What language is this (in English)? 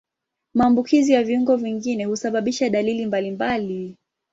Swahili